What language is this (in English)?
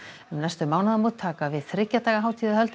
Icelandic